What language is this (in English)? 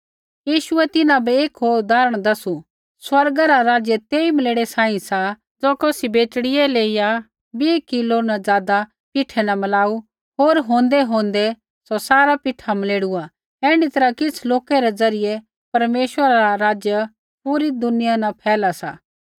Kullu Pahari